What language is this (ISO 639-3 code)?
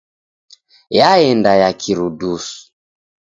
dav